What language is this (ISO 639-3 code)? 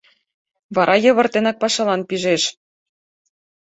chm